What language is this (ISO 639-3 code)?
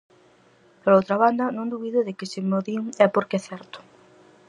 glg